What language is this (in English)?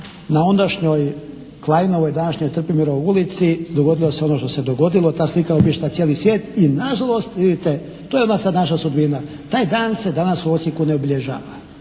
Croatian